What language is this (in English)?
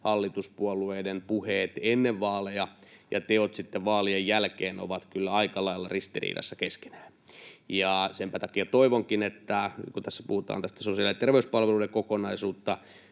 Finnish